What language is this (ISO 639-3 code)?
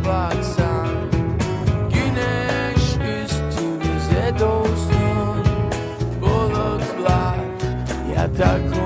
lav